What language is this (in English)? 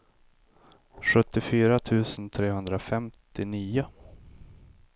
Swedish